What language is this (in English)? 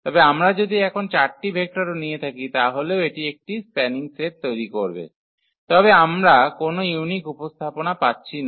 Bangla